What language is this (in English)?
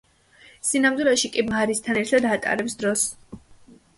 Georgian